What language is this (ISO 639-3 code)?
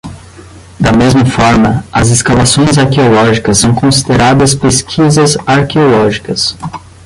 por